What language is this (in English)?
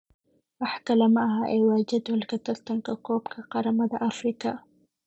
Somali